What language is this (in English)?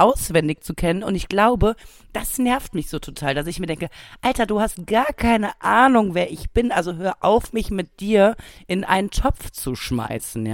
German